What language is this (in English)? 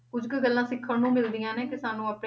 Punjabi